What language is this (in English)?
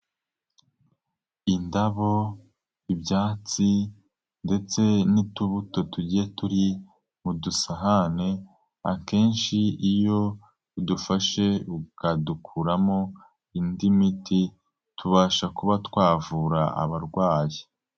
Kinyarwanda